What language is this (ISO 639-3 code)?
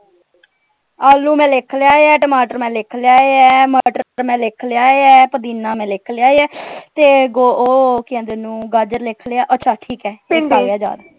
pan